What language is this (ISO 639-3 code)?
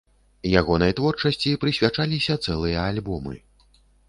bel